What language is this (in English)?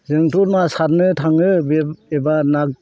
Bodo